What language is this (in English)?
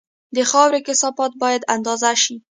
Pashto